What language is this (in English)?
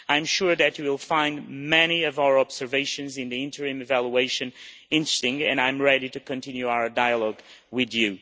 English